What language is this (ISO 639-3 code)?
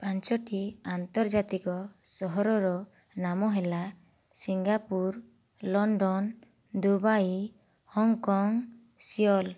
ori